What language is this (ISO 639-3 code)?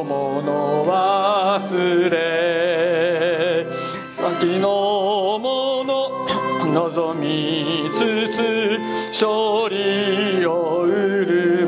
jpn